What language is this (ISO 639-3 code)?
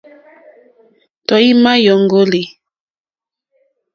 bri